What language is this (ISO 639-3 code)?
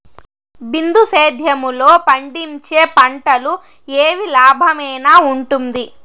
tel